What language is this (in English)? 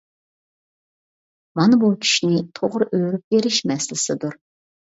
Uyghur